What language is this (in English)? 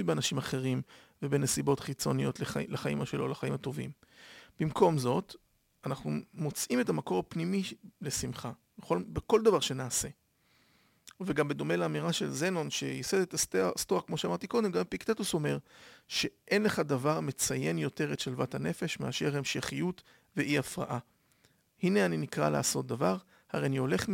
Hebrew